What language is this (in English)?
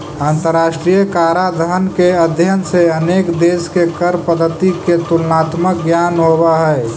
Magahi